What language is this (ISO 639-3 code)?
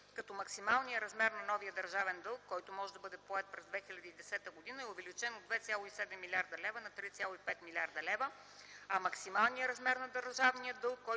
bul